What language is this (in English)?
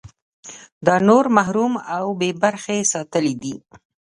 Pashto